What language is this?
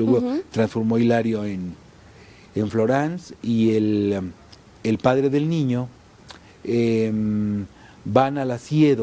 Spanish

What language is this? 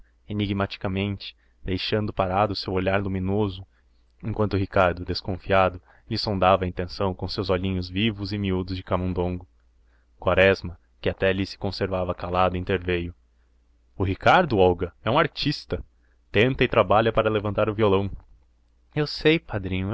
Portuguese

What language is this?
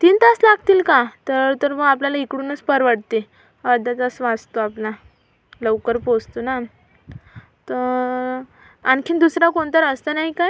Marathi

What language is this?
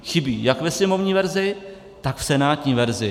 Czech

